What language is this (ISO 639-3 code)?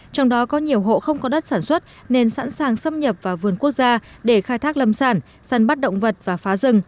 vie